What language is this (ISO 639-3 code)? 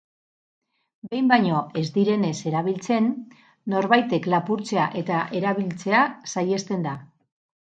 eus